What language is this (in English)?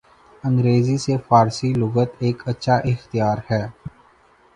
Urdu